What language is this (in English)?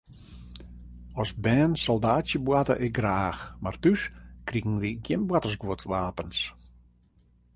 Western Frisian